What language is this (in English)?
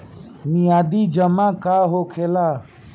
Bhojpuri